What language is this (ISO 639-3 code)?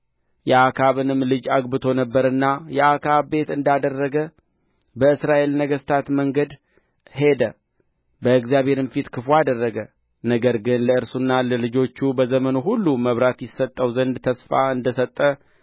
amh